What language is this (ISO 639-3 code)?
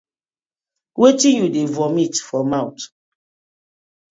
pcm